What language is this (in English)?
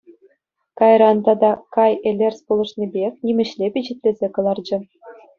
Chuvash